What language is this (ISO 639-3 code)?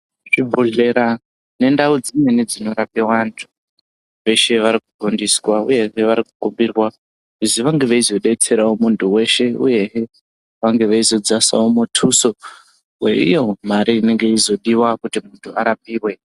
ndc